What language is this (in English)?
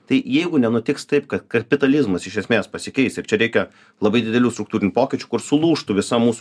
Lithuanian